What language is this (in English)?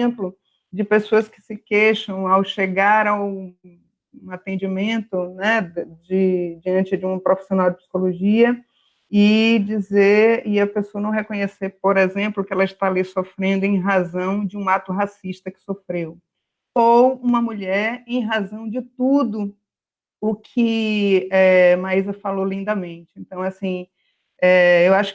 Portuguese